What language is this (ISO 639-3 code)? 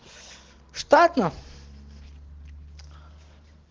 rus